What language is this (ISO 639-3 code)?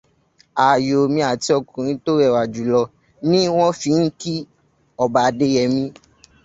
yor